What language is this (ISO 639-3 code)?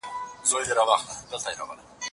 pus